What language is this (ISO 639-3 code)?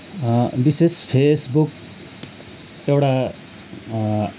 nep